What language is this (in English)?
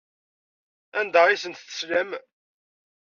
Kabyle